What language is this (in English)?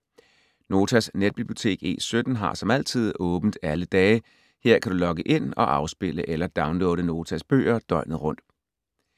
Danish